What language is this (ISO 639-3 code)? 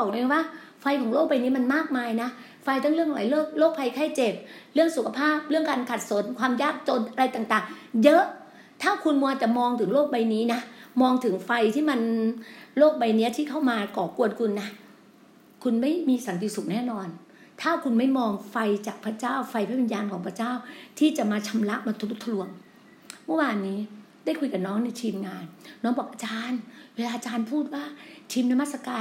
tha